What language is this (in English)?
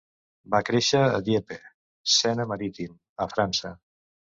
Catalan